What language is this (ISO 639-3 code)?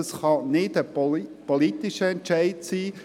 gsw